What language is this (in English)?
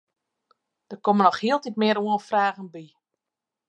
Western Frisian